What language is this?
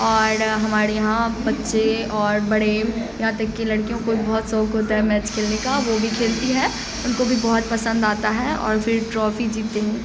Urdu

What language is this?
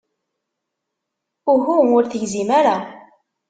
Kabyle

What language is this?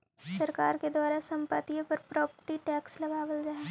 Magahi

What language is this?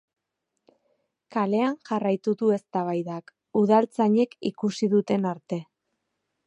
Basque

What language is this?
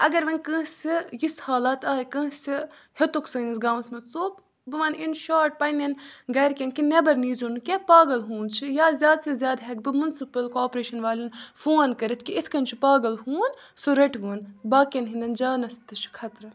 Kashmiri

